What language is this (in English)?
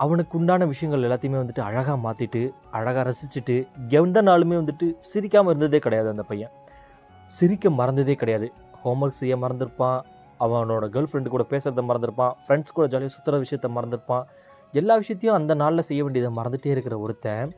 Tamil